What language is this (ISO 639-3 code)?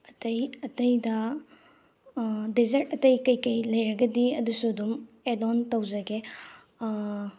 mni